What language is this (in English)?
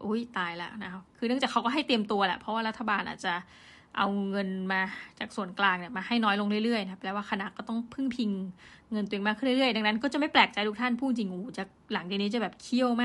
Thai